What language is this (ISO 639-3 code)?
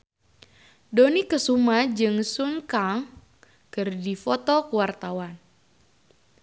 sun